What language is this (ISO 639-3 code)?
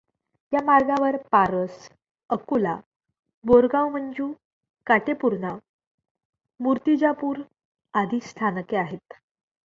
mar